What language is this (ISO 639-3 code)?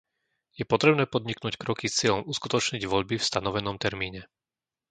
slk